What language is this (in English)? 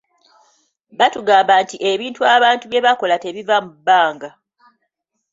Ganda